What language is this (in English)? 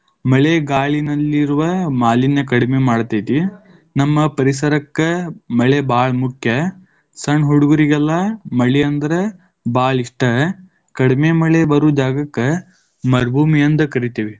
Kannada